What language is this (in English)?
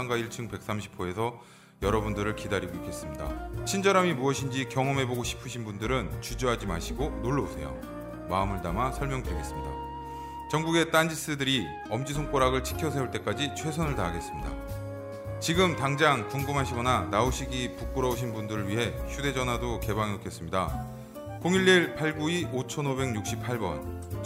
Korean